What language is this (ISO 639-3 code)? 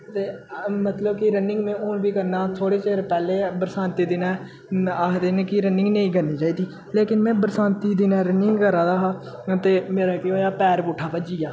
doi